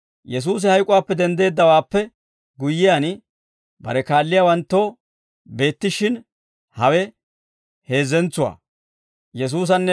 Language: Dawro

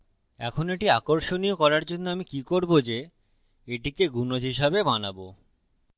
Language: Bangla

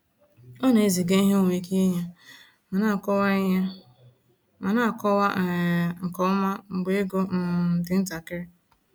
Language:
Igbo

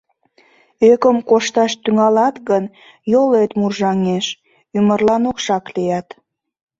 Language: Mari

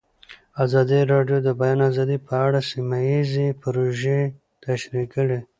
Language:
Pashto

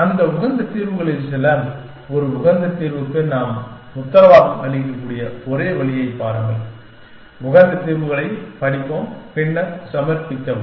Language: Tamil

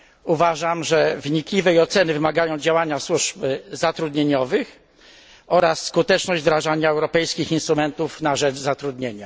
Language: Polish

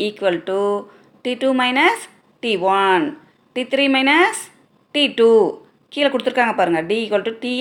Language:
Tamil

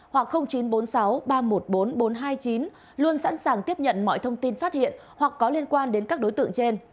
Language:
Vietnamese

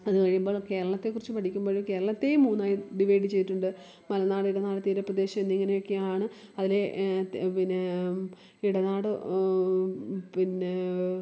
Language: Malayalam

